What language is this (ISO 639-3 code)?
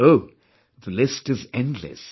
eng